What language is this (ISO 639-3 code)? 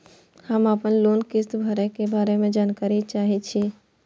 mai